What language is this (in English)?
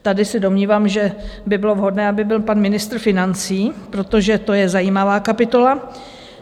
Czech